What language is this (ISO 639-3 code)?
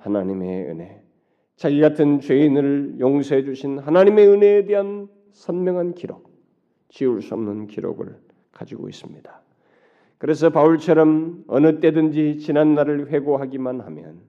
kor